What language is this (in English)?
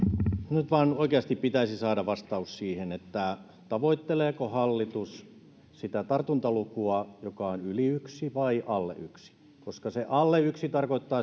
Finnish